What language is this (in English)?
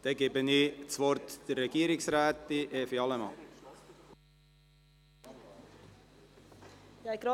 Swiss German